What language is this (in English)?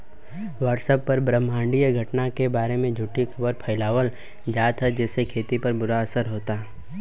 Bhojpuri